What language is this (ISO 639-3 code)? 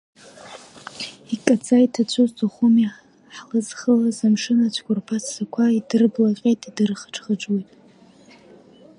abk